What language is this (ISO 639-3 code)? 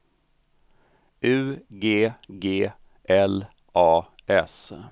swe